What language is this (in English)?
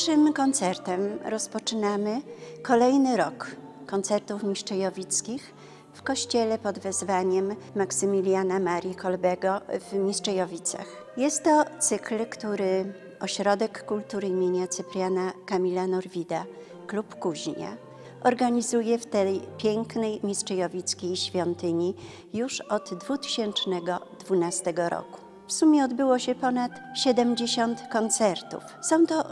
Polish